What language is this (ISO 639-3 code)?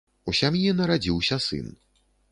bel